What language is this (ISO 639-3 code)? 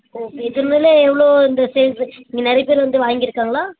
tam